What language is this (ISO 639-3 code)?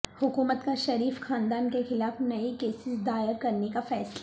urd